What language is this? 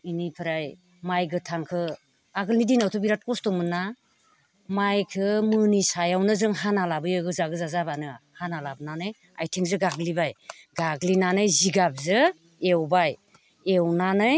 Bodo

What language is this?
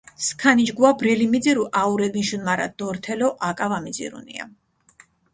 Mingrelian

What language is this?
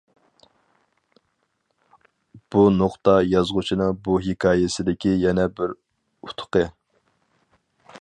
Uyghur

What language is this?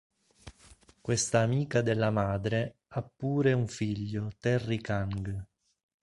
Italian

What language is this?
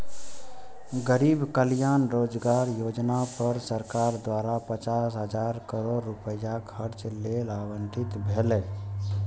Maithili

